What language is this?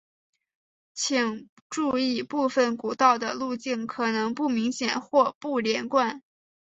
Chinese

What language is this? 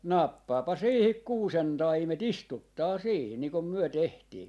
Finnish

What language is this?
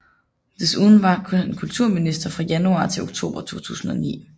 Danish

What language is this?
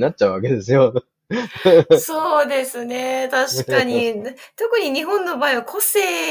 Japanese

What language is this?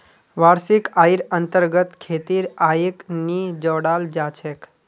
Magahi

